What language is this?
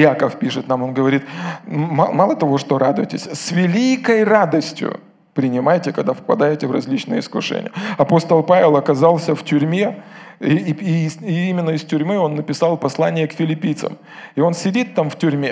Russian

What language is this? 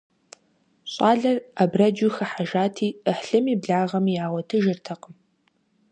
Kabardian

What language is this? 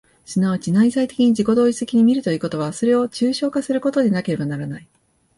Japanese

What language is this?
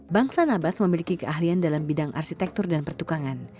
Indonesian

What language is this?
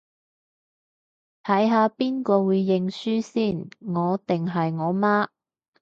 Cantonese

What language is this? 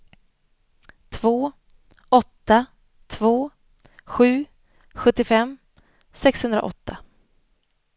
Swedish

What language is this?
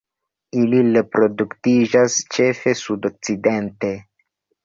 Esperanto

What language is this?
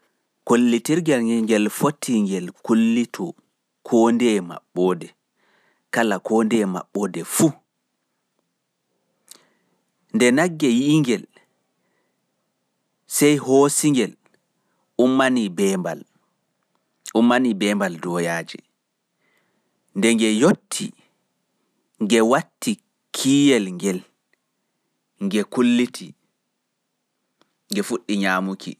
Fula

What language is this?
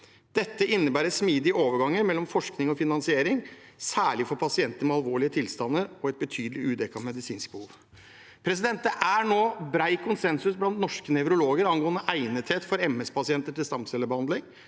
Norwegian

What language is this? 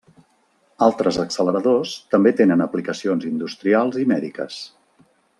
Catalan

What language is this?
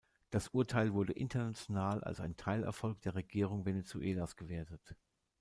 German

